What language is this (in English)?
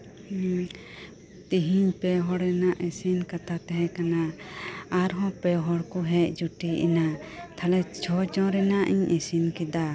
Santali